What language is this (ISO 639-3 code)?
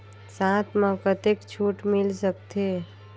hne